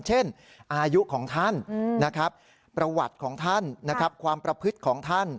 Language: Thai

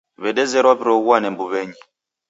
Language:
Taita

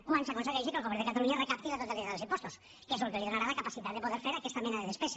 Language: Catalan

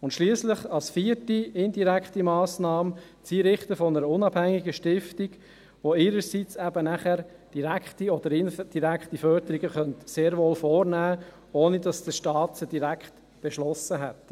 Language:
Swiss German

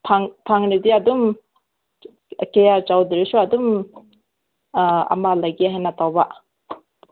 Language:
Manipuri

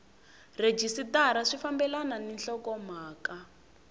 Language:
Tsonga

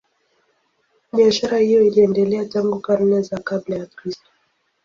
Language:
Swahili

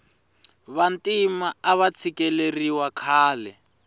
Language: Tsonga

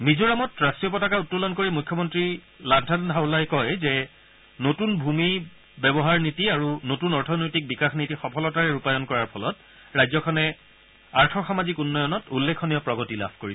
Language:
Assamese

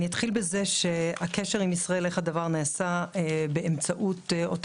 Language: Hebrew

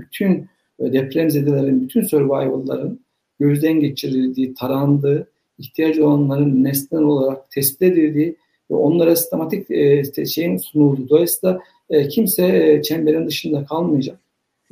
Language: Turkish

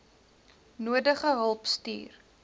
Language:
Afrikaans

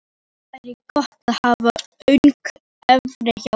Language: Icelandic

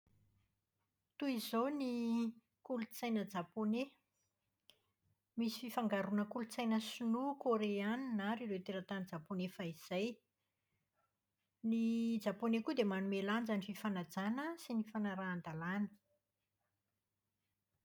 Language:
Malagasy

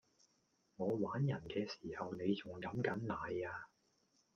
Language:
Cantonese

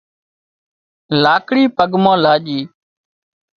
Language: Wadiyara Koli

